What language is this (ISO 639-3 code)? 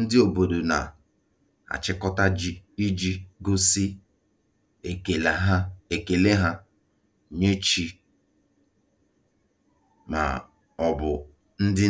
ibo